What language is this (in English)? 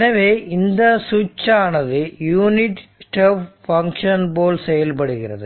Tamil